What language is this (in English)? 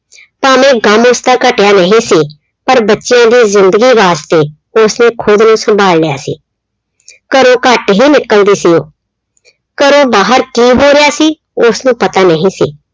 Punjabi